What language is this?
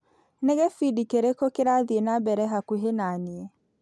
Kikuyu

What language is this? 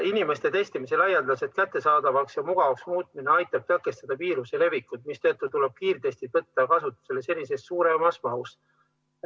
Estonian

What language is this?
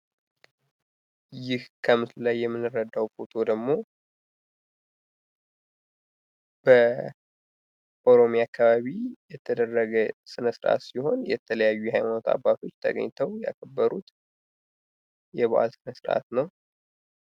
Amharic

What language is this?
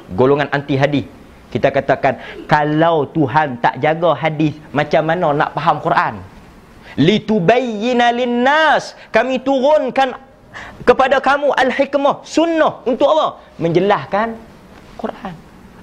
Malay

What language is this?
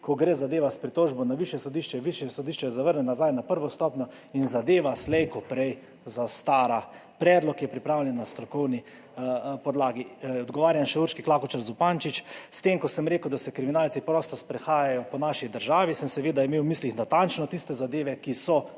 Slovenian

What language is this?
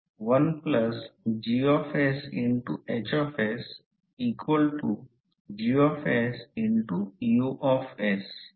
Marathi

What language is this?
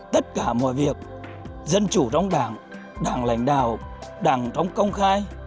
Vietnamese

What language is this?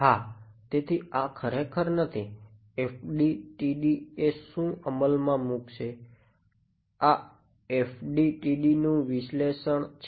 Gujarati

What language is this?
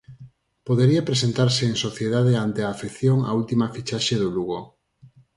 Galician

